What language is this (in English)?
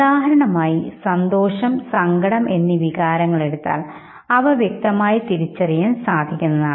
Malayalam